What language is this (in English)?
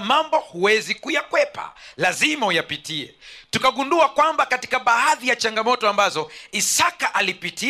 Swahili